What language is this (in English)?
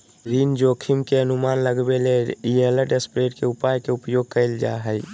Magahi